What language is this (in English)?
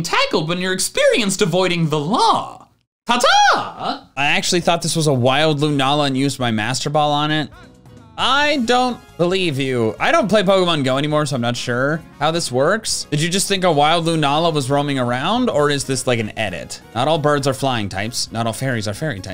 English